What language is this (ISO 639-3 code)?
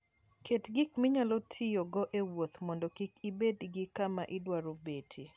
luo